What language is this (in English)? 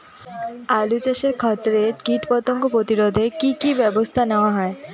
Bangla